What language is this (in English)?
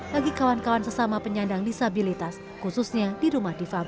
Indonesian